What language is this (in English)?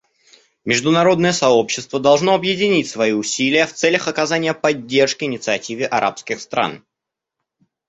Russian